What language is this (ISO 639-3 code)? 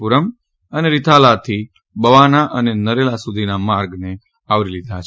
guj